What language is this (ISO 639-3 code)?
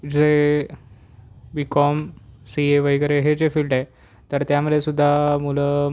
mar